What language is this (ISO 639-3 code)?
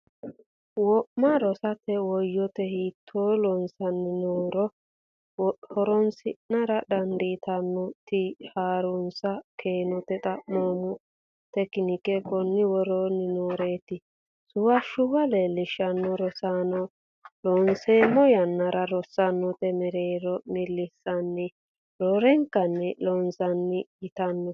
sid